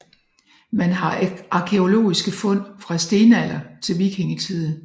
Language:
Danish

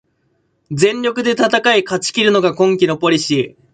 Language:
Japanese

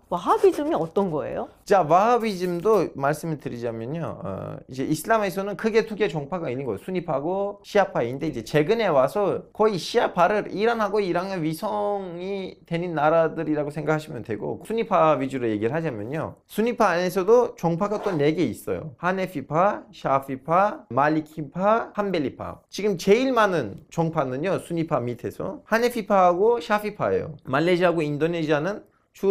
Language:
Korean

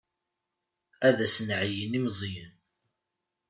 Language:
Kabyle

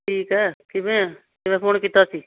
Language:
Punjabi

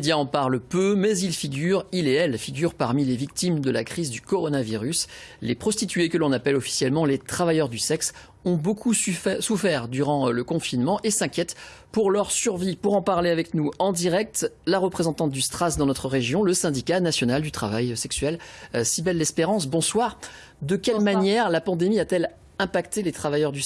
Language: French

